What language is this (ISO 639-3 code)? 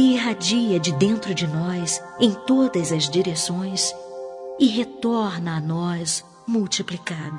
por